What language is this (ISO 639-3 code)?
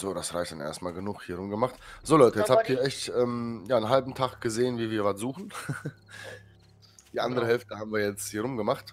deu